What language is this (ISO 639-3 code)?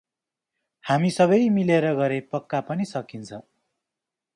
nep